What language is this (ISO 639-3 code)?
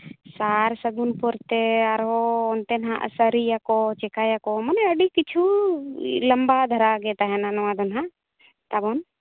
sat